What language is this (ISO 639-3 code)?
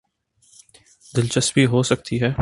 urd